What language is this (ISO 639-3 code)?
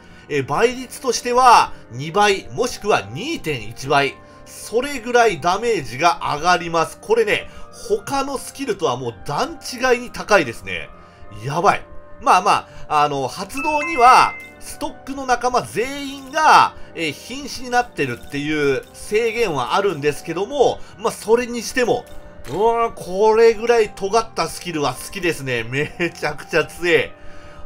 jpn